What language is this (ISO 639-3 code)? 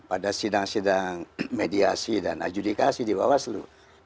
ind